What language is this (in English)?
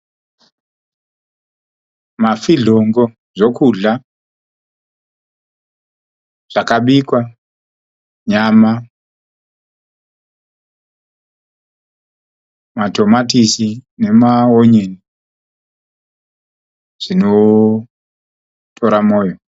Shona